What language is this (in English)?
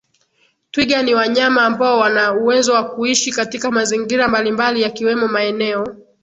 Swahili